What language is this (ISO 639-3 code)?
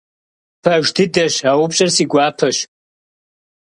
kbd